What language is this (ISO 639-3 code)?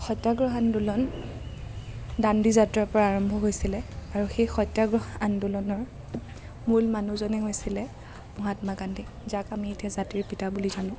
asm